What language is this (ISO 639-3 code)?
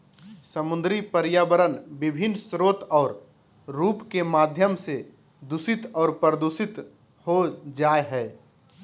mag